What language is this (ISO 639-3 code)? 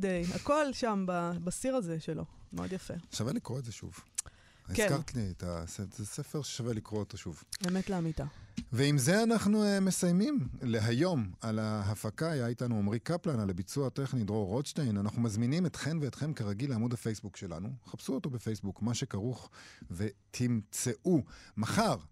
heb